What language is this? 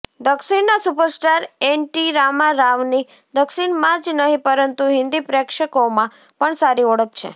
Gujarati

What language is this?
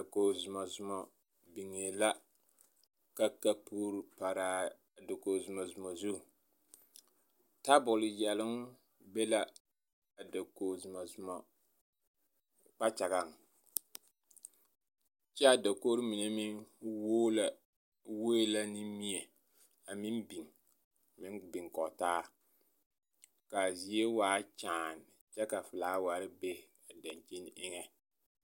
Southern Dagaare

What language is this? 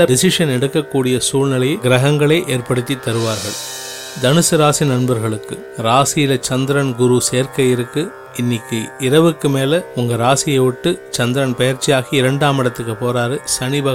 Tamil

